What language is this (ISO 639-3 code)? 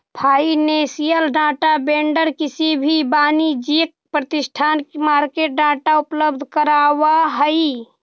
mag